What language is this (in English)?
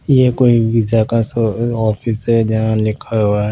Hindi